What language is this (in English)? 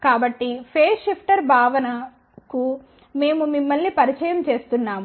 Telugu